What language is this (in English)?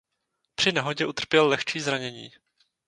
Czech